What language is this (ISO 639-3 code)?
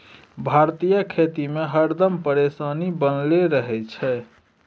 mai